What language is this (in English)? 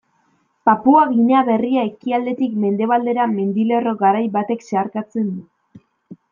Basque